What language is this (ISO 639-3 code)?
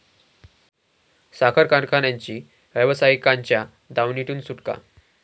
mar